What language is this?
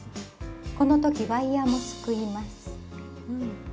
Japanese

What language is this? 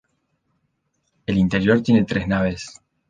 Spanish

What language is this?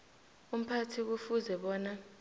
South Ndebele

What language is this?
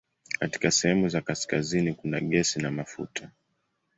Swahili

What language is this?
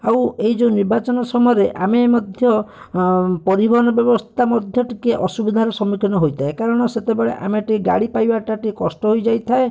Odia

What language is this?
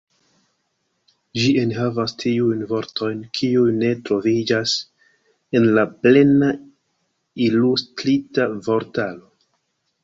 Esperanto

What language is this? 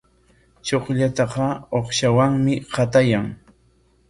Corongo Ancash Quechua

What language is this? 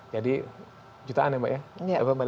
Indonesian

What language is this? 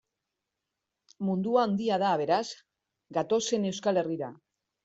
Basque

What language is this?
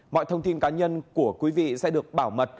Vietnamese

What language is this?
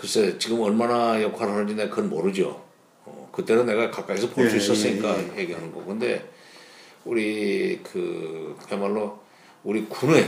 Korean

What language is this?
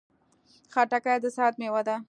Pashto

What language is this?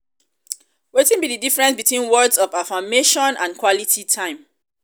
Nigerian Pidgin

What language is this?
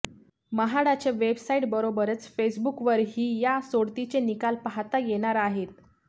Marathi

